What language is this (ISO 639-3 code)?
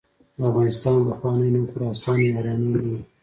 pus